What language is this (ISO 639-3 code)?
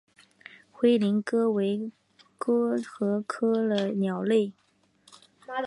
zho